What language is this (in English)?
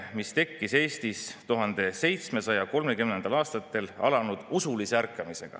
Estonian